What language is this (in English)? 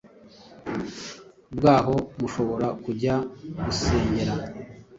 Kinyarwanda